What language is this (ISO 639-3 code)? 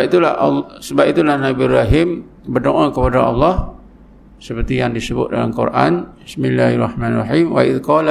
msa